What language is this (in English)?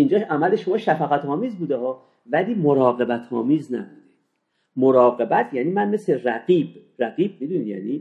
Persian